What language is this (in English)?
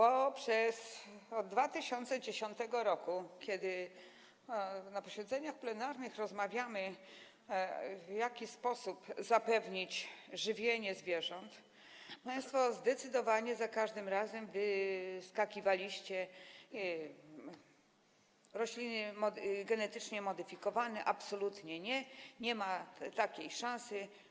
Polish